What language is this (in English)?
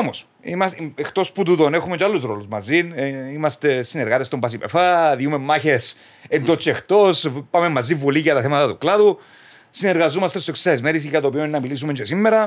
Greek